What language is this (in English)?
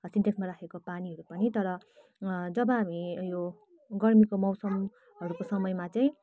Nepali